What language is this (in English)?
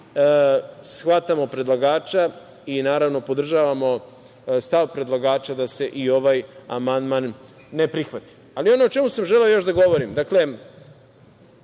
Serbian